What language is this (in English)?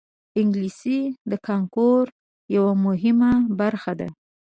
Pashto